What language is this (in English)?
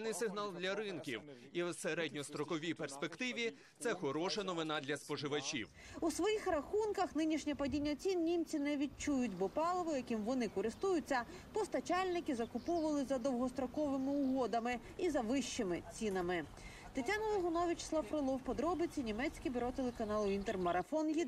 Ukrainian